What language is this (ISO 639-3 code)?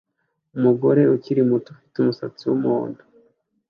kin